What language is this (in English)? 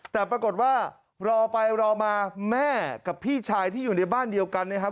Thai